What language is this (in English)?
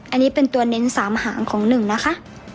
Thai